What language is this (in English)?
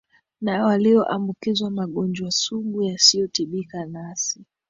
Swahili